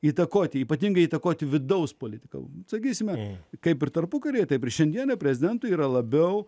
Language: Lithuanian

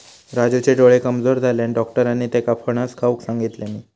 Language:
Marathi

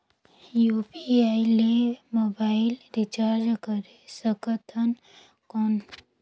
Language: Chhattisgarhi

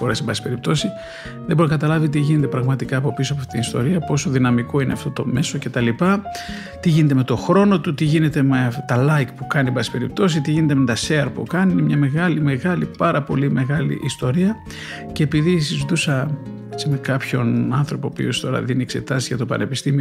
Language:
Greek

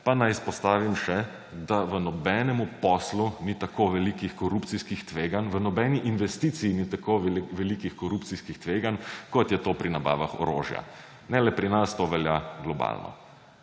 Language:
Slovenian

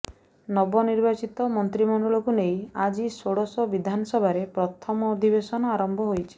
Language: Odia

